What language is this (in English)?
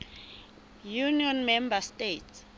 Southern Sotho